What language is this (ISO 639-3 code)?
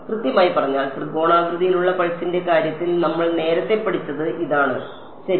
mal